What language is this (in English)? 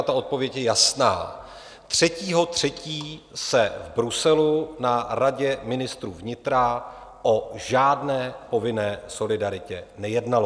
Czech